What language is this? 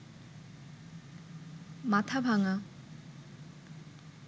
Bangla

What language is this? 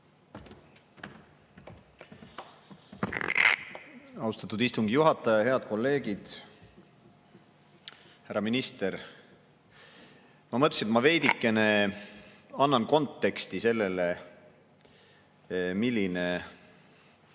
Estonian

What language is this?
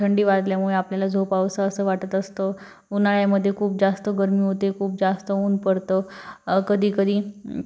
Marathi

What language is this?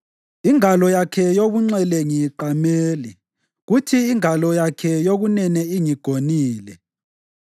North Ndebele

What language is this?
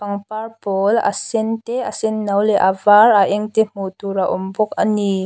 Mizo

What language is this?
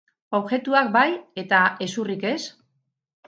Basque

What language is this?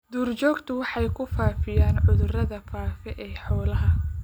Somali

